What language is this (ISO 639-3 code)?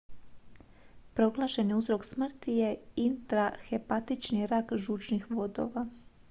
hrv